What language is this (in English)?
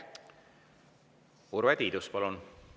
Estonian